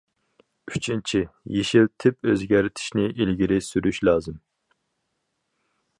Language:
Uyghur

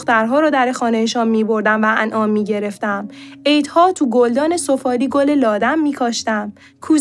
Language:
Persian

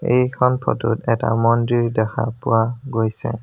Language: Assamese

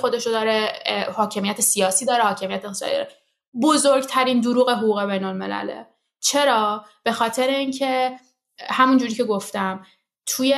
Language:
Persian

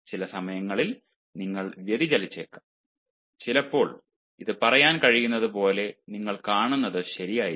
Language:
Malayalam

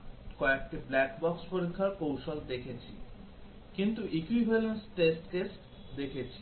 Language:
Bangla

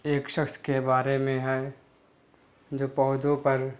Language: Urdu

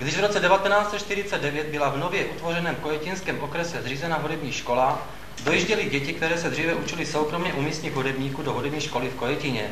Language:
Czech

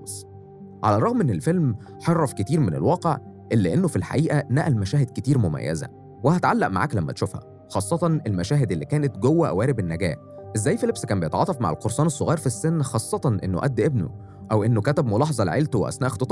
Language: Arabic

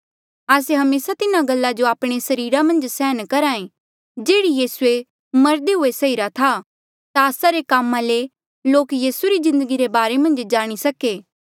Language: Mandeali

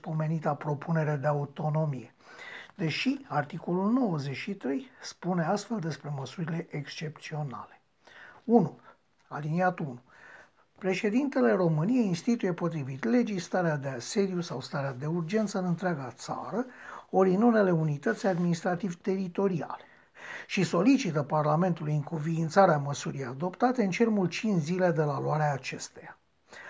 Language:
Romanian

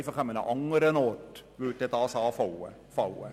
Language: Swiss German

